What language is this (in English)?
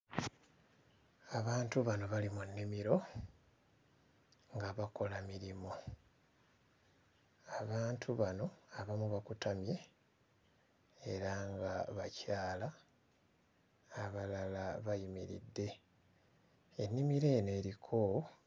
Ganda